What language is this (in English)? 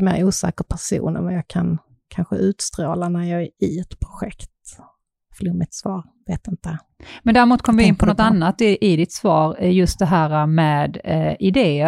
Swedish